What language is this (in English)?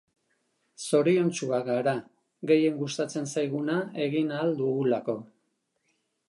Basque